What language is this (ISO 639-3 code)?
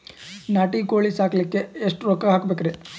kan